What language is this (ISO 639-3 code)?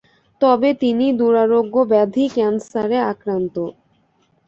ben